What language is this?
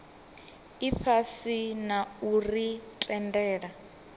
Venda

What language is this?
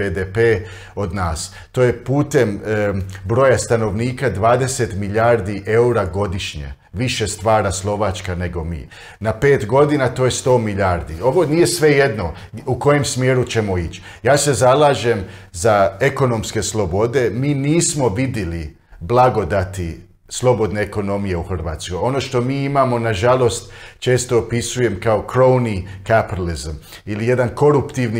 Croatian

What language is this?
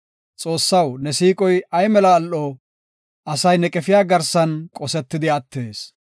Gofa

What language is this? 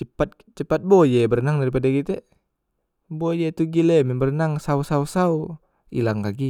Musi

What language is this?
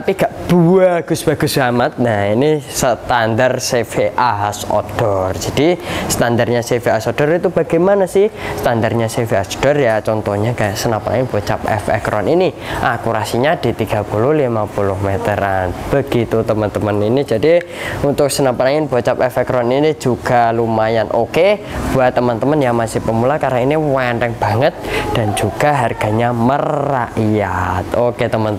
Indonesian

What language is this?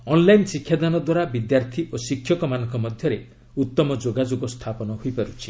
Odia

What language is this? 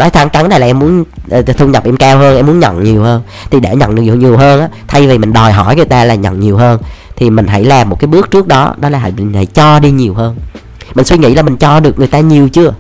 Vietnamese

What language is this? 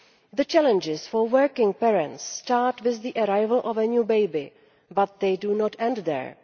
English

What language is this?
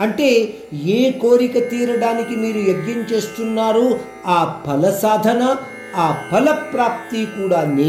Hindi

